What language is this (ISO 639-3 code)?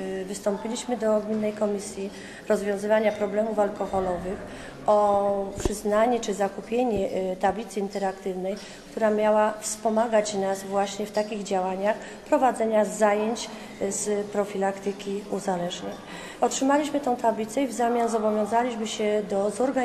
pol